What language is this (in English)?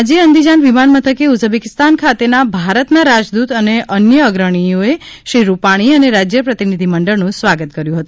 Gujarati